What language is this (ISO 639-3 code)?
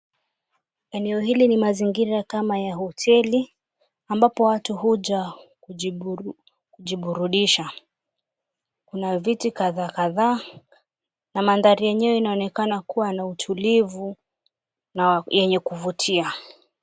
swa